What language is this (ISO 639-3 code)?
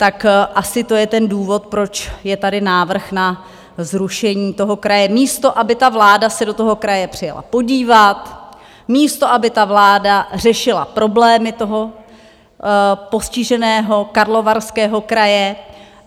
ces